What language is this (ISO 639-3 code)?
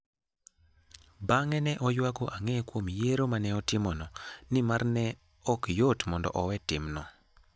luo